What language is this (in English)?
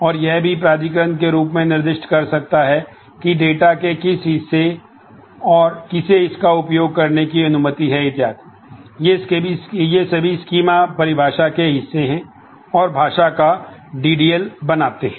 Hindi